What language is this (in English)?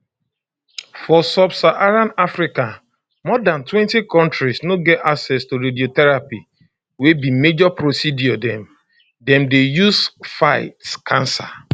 Nigerian Pidgin